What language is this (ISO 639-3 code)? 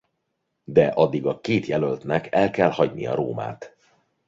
hun